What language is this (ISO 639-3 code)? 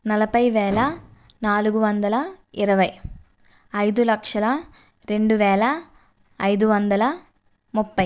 tel